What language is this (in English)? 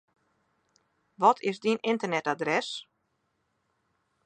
Western Frisian